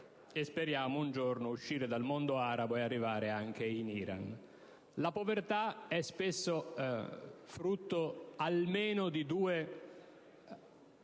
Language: Italian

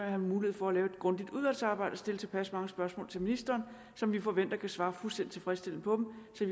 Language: Danish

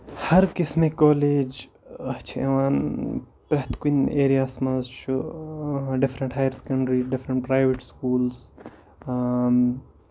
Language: Kashmiri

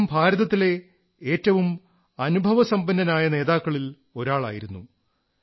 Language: Malayalam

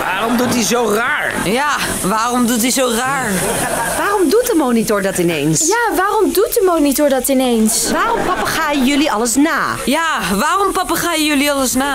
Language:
Dutch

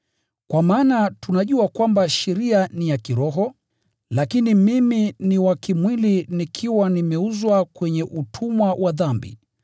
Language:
Swahili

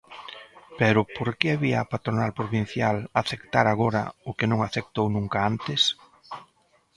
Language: Galician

